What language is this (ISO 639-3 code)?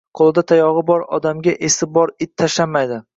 uzb